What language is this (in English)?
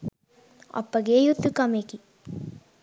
Sinhala